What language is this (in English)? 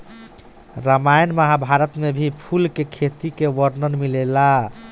Bhojpuri